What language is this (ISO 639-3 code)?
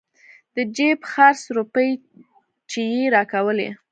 pus